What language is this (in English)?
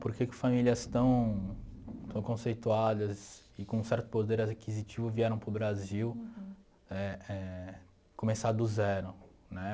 Portuguese